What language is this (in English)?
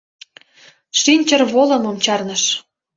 Mari